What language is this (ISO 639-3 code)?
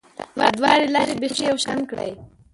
pus